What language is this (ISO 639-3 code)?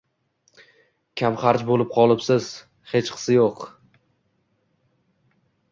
uzb